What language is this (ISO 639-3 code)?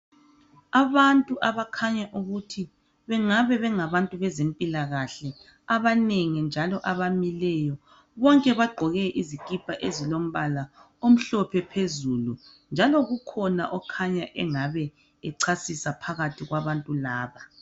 nde